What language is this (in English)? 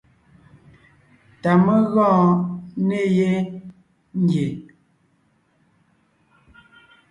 Ngiemboon